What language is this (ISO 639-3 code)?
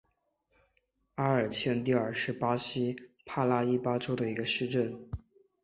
zho